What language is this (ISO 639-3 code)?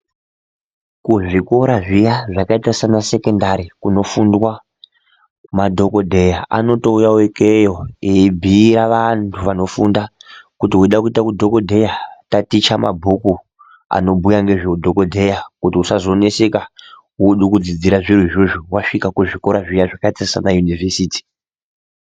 ndc